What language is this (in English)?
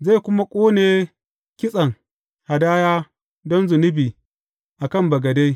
Hausa